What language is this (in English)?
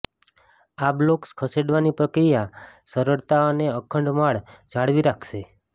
Gujarati